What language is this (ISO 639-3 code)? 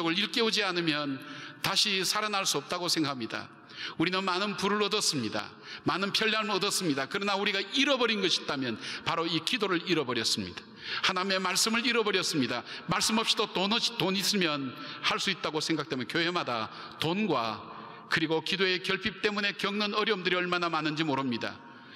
kor